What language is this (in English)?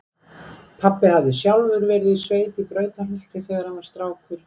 Icelandic